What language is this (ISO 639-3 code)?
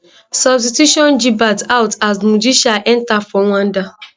pcm